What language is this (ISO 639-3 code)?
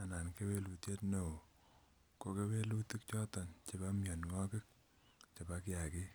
kln